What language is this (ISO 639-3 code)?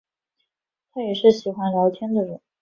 zho